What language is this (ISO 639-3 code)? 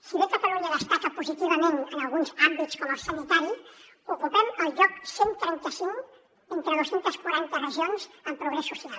cat